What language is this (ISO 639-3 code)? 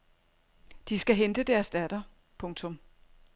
dan